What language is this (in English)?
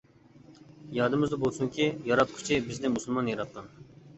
Uyghur